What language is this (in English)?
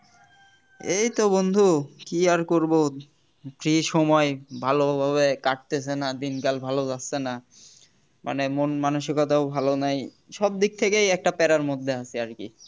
Bangla